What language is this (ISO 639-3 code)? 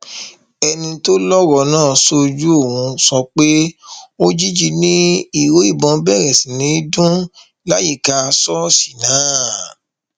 yor